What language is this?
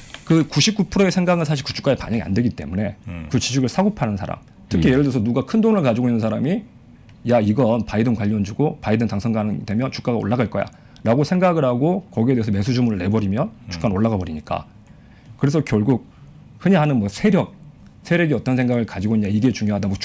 Korean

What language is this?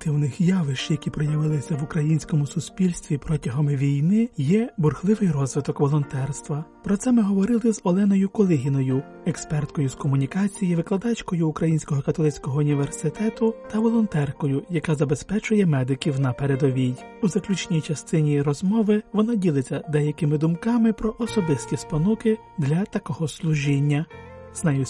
Ukrainian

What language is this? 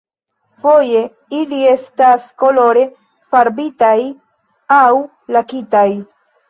Esperanto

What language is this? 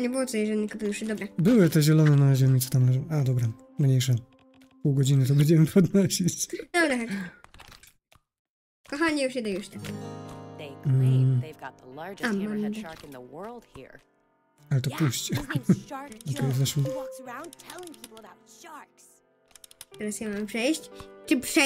Polish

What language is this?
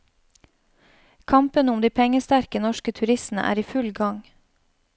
Norwegian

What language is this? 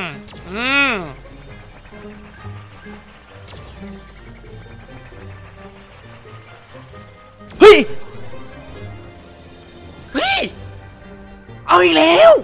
Thai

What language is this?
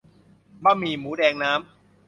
Thai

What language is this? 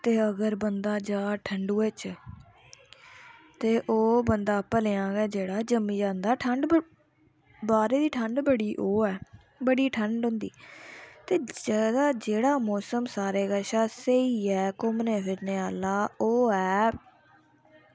Dogri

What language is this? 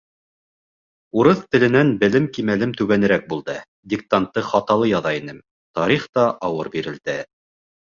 Bashkir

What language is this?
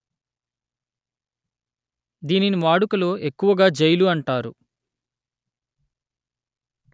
Telugu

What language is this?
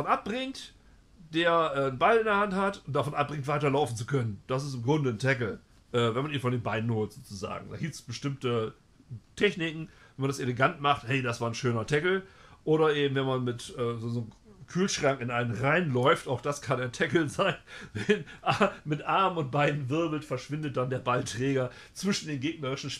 German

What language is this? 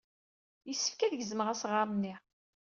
Kabyle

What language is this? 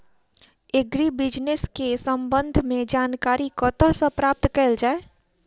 Maithili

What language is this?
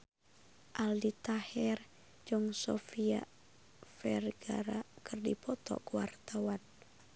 Sundanese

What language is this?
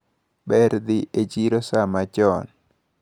Luo (Kenya and Tanzania)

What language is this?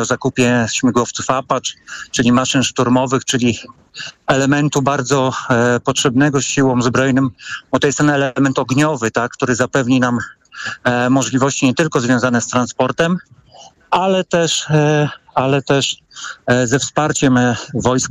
Polish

